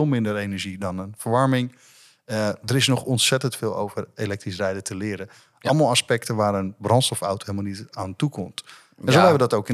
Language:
Dutch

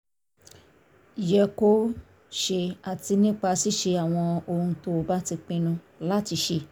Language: Yoruba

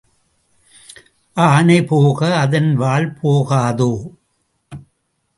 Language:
Tamil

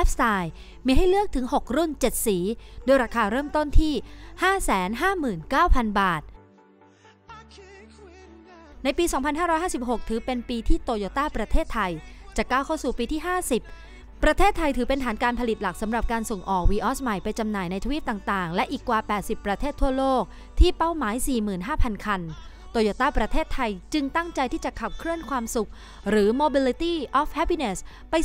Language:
Thai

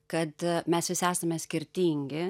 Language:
Lithuanian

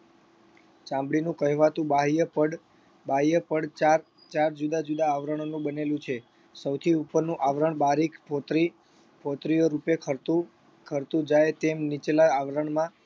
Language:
Gujarati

